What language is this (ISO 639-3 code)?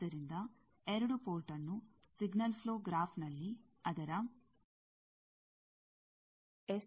kan